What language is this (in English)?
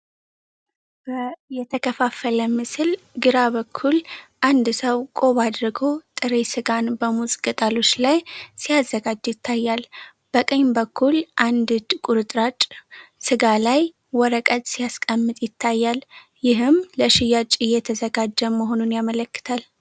Amharic